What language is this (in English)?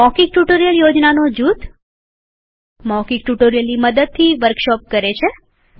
Gujarati